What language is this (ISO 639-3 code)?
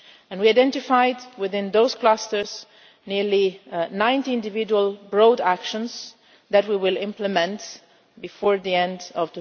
eng